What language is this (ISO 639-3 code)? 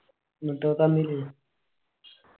mal